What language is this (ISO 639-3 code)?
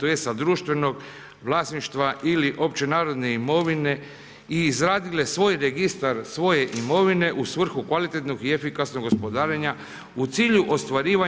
hrv